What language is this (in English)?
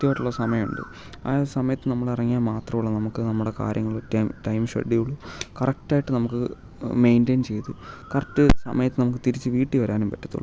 Malayalam